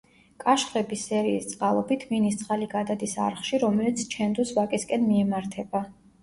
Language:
Georgian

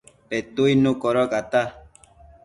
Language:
Matsés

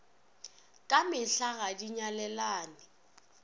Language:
Northern Sotho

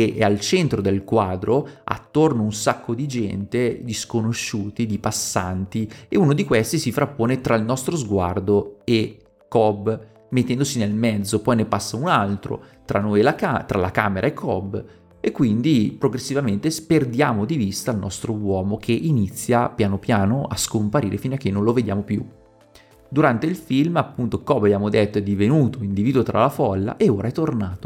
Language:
Italian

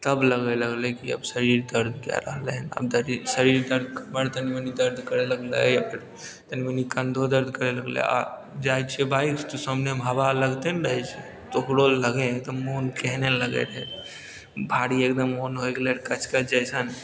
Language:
Maithili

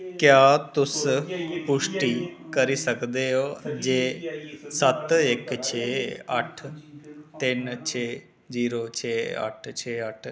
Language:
Dogri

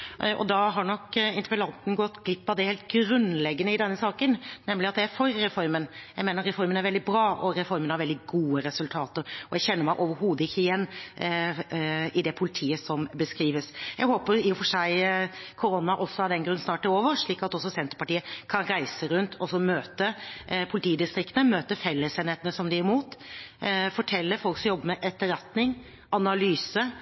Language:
Norwegian Bokmål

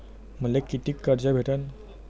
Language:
Marathi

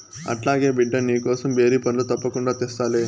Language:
Telugu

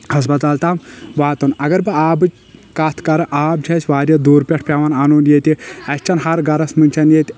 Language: Kashmiri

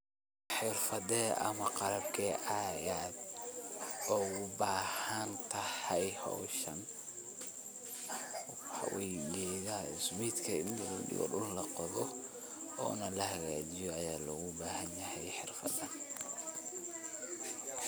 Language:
Somali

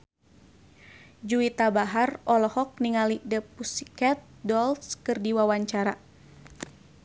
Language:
Sundanese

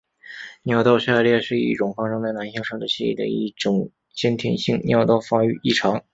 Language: Chinese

